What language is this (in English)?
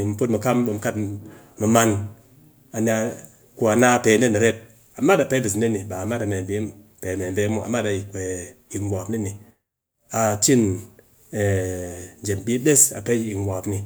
Cakfem-Mushere